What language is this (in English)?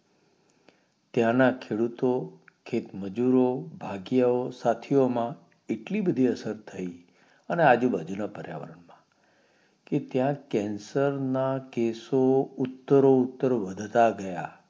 Gujarati